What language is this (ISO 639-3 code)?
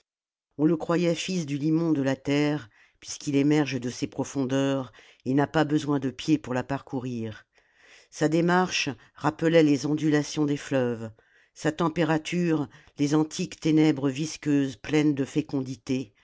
fra